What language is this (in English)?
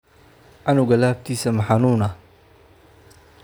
Somali